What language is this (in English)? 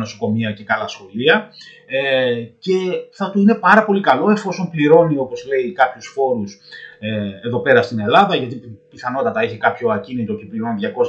Greek